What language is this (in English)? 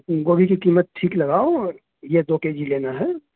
Urdu